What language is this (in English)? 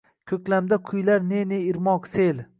Uzbek